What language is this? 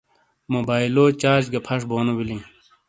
Shina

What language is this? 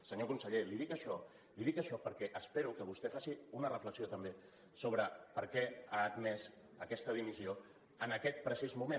Catalan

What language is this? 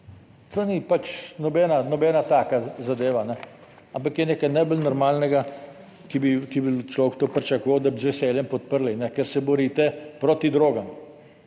Slovenian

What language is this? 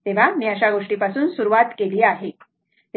Marathi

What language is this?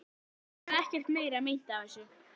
Icelandic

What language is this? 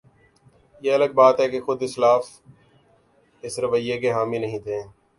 Urdu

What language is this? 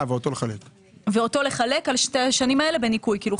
Hebrew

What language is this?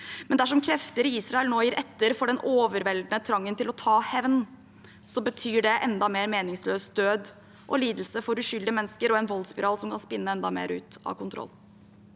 Norwegian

